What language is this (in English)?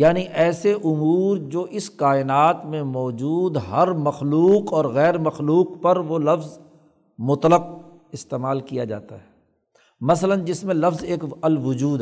Urdu